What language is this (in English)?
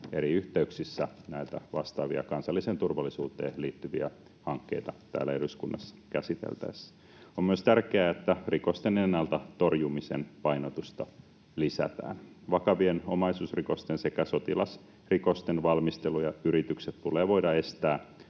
Finnish